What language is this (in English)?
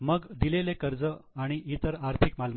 Marathi